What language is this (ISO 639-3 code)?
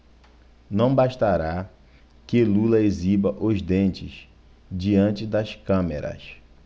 por